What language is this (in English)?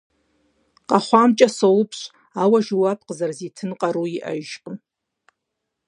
Kabardian